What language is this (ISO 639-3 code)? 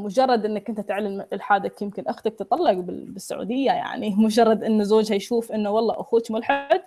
ara